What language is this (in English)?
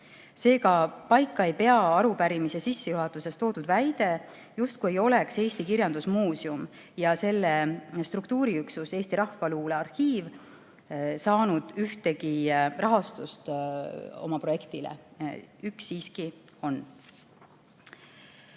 Estonian